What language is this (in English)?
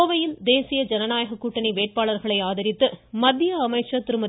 Tamil